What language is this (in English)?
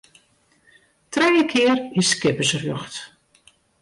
Western Frisian